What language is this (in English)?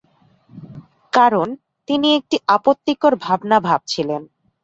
Bangla